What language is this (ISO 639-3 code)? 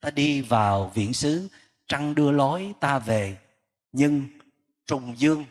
vie